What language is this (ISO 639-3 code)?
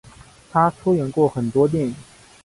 zho